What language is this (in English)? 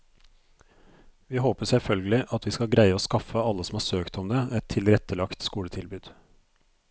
Norwegian